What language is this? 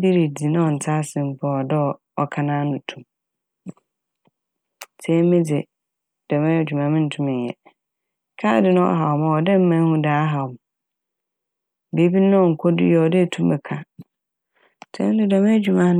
Akan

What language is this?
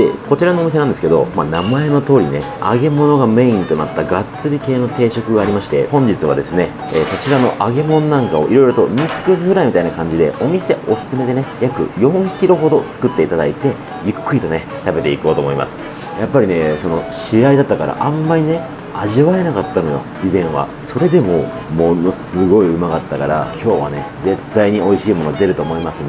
Japanese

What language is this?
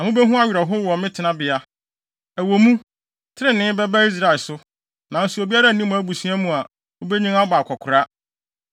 Akan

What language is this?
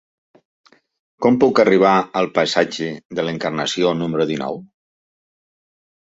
Catalan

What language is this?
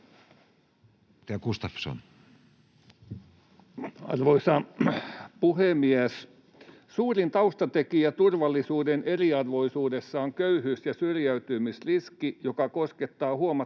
Finnish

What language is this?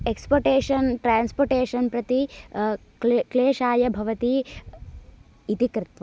Sanskrit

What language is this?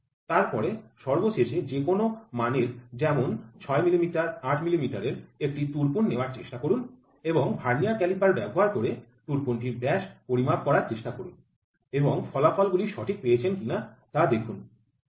Bangla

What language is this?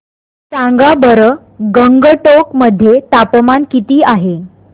Marathi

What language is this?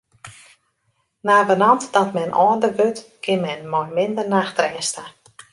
Western Frisian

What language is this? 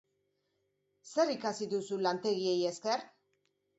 Basque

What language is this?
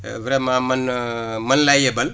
Wolof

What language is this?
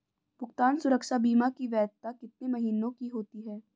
Hindi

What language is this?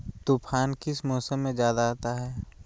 Magahi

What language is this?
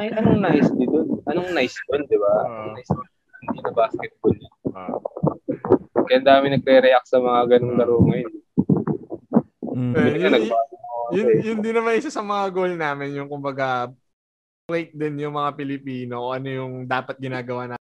Filipino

